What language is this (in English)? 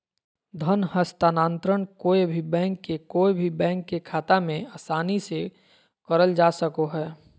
Magahi